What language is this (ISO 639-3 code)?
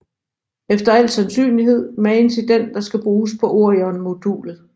dan